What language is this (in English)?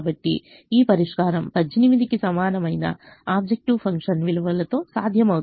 Telugu